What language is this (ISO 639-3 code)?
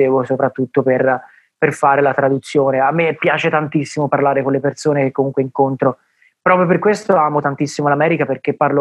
ita